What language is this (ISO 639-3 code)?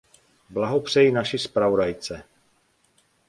ces